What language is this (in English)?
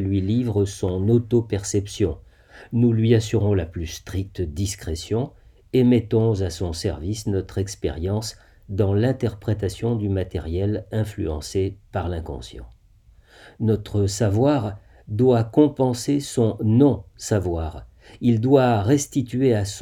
French